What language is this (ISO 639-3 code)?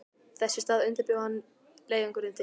isl